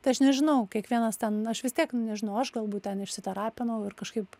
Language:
Lithuanian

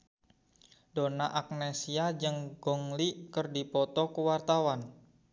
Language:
Sundanese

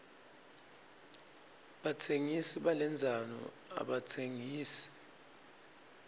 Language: Swati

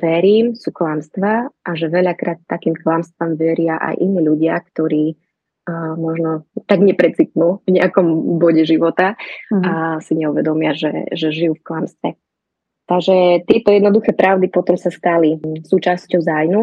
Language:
Slovak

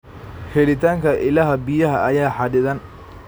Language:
Somali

